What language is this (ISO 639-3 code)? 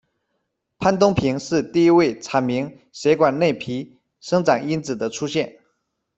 zho